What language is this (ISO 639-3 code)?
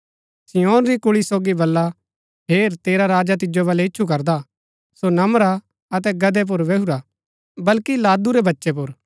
gbk